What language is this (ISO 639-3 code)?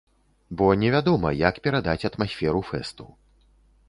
bel